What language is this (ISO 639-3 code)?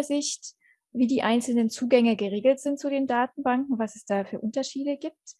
deu